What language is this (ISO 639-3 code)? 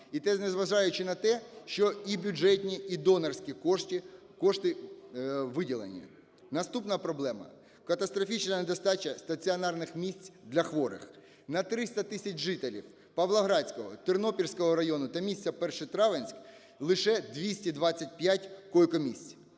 ukr